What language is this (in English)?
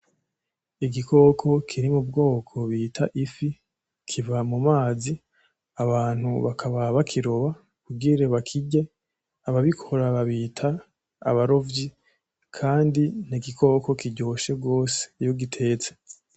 Rundi